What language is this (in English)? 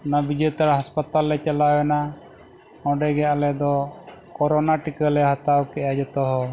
Santali